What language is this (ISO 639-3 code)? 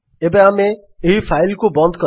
ori